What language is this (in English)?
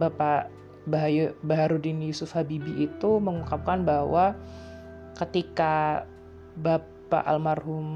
Indonesian